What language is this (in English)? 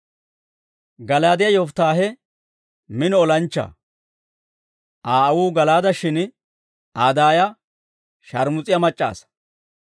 Dawro